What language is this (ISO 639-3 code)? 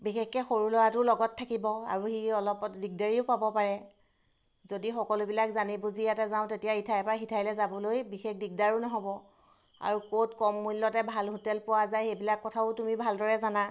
asm